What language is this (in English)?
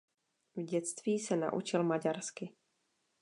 Czech